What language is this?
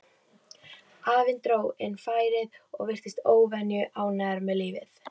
Icelandic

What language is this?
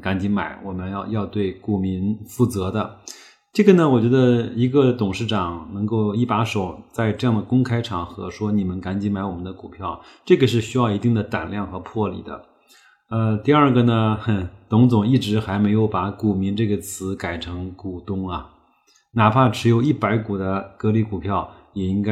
Chinese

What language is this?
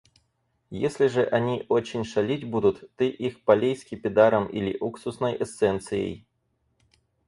Russian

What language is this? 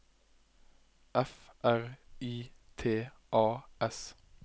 Norwegian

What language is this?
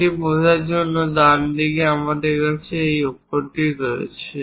Bangla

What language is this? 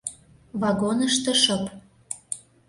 Mari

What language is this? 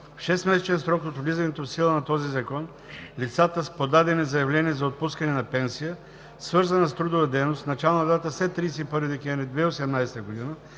Bulgarian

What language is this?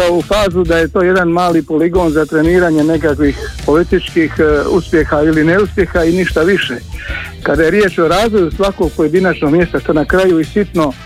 Croatian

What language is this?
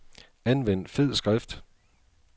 Danish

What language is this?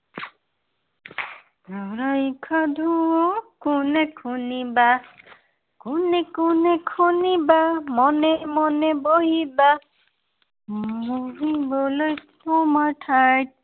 Assamese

